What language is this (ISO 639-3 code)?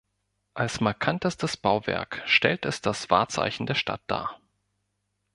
deu